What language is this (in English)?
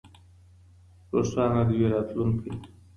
Pashto